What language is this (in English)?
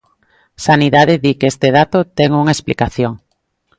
Galician